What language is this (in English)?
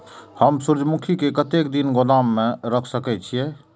Maithili